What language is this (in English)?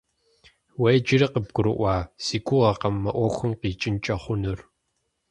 Kabardian